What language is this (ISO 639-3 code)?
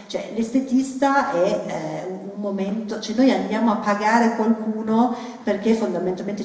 ita